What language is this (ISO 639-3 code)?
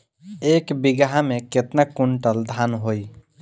bho